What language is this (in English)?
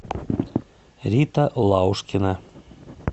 Russian